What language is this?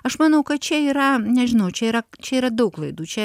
Lithuanian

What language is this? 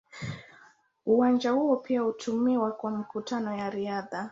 Swahili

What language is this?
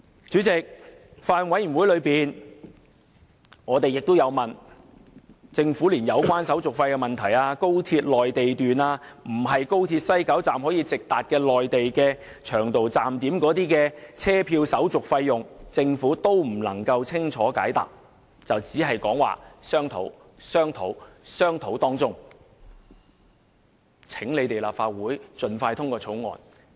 Cantonese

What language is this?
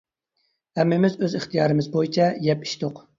Uyghur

